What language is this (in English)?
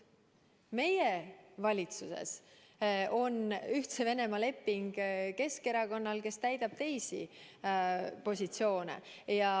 Estonian